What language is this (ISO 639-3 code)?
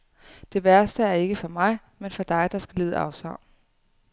dan